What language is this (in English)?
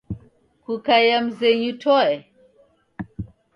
Taita